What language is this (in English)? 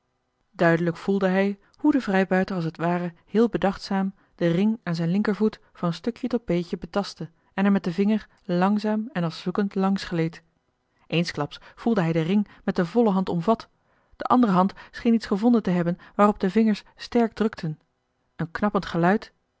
Dutch